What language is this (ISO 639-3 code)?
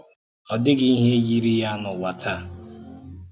ibo